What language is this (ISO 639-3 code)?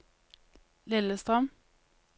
nor